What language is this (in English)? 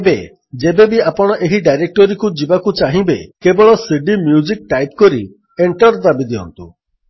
Odia